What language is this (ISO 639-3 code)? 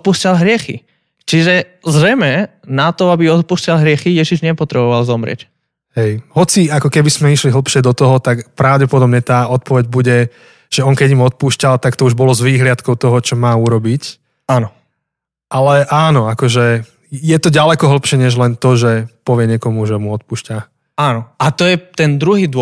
slk